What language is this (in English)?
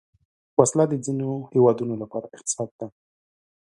Pashto